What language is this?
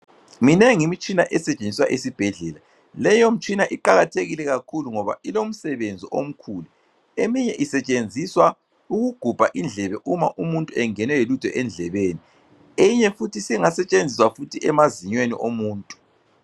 North Ndebele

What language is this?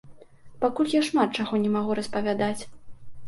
Belarusian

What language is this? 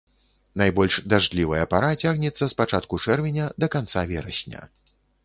Belarusian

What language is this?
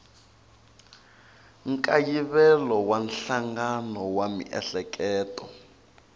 Tsonga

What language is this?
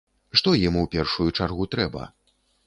Belarusian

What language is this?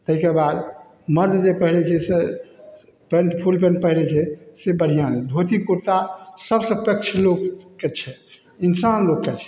Maithili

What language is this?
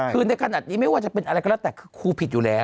Thai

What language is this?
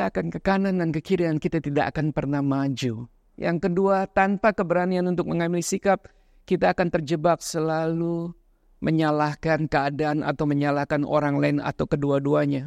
Indonesian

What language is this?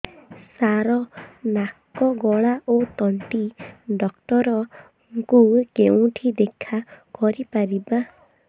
Odia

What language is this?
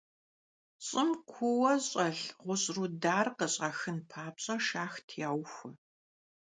Kabardian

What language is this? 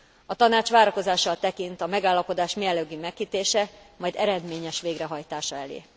Hungarian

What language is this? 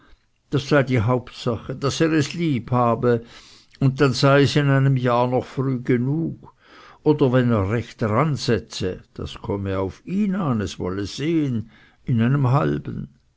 German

